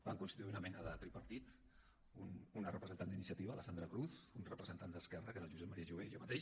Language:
Catalan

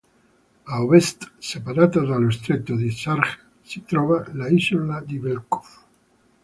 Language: Italian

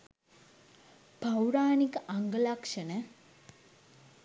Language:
Sinhala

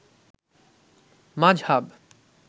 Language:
Bangla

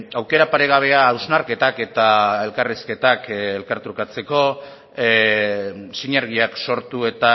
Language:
Basque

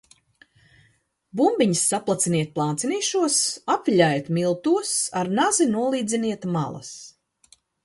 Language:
Latvian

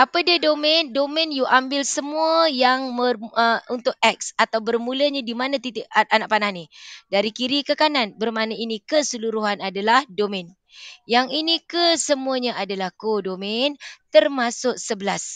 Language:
Malay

